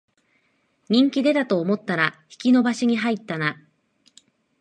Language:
Japanese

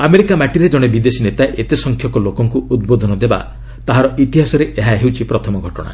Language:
Odia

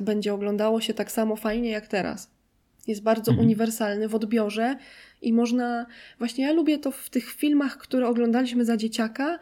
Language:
Polish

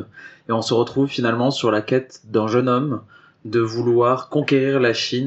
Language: French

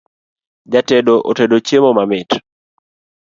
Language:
Luo (Kenya and Tanzania)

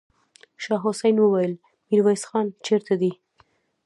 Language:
Pashto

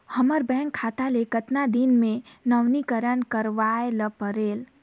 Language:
Chhattisgarhi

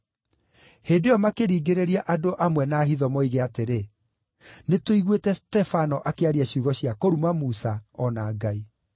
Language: Kikuyu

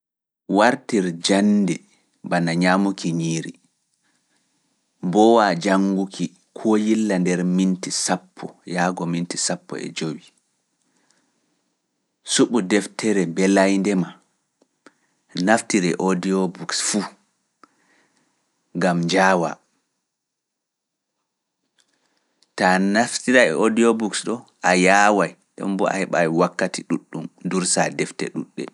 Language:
Fula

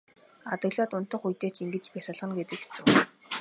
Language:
Mongolian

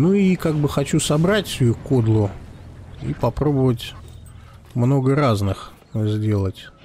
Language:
Russian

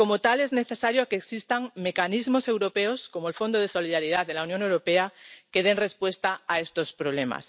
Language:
Spanish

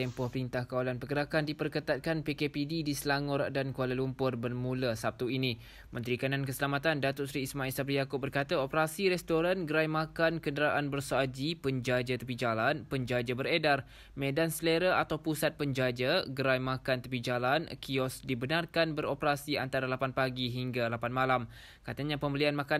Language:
Malay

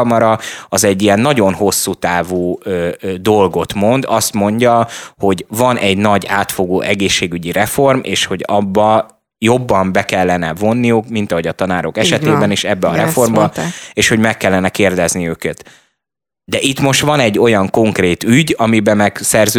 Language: Hungarian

